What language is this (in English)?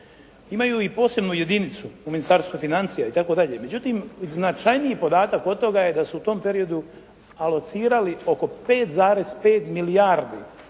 Croatian